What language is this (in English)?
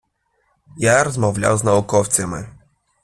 Ukrainian